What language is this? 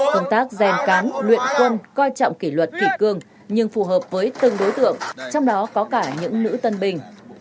Vietnamese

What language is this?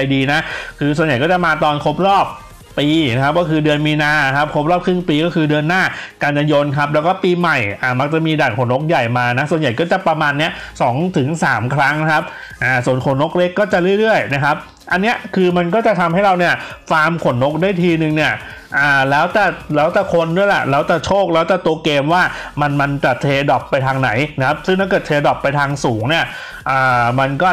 Thai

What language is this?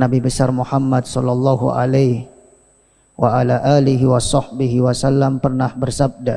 Indonesian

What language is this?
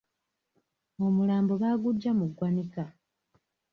Ganda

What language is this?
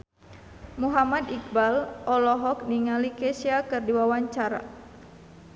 Sundanese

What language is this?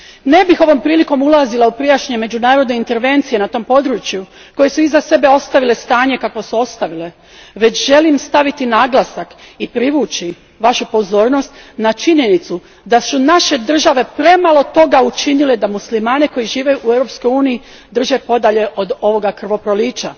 Croatian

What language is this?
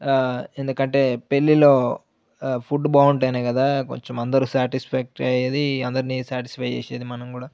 Telugu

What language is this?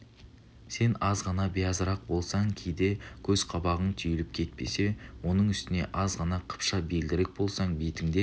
Kazakh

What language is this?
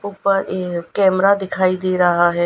Hindi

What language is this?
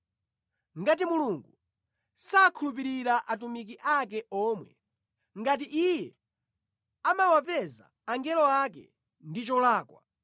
Nyanja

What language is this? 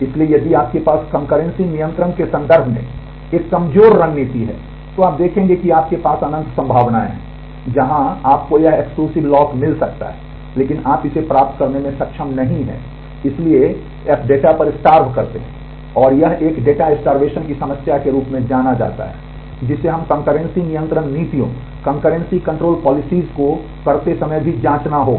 Hindi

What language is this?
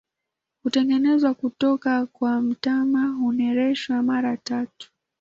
Swahili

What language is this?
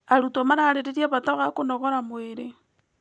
Kikuyu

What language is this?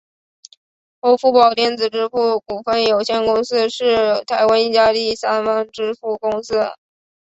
Chinese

